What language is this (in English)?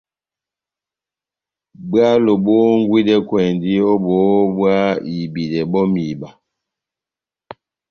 Batanga